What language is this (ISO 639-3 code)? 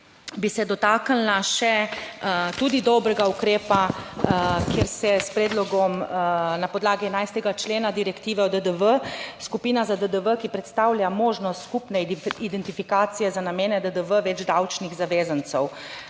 slv